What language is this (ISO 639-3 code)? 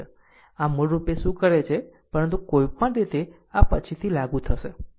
guj